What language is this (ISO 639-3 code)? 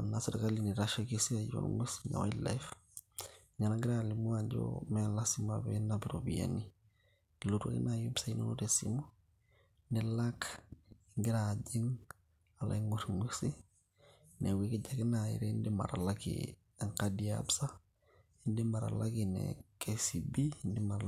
mas